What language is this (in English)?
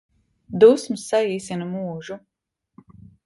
Latvian